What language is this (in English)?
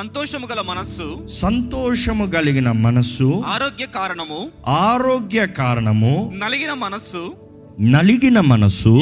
Telugu